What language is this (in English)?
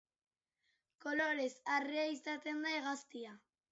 Basque